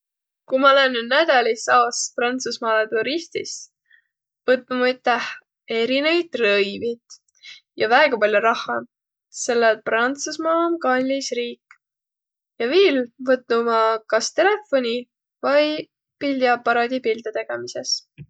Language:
Võro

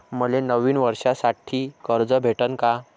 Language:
Marathi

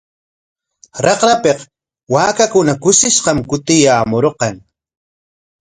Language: Corongo Ancash Quechua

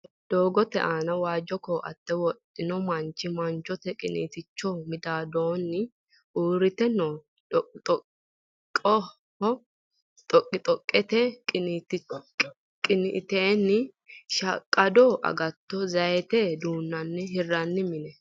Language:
Sidamo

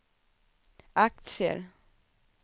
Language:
Swedish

